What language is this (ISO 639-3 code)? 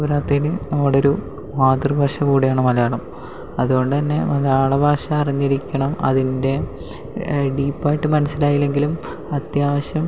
mal